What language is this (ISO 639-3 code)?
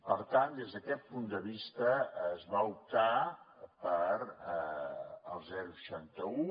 cat